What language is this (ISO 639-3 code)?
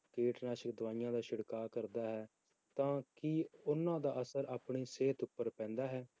pan